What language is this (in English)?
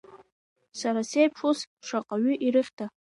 Abkhazian